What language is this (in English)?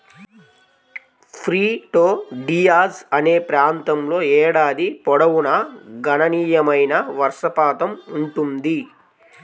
Telugu